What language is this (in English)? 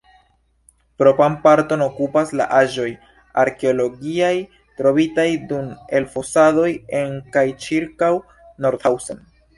Esperanto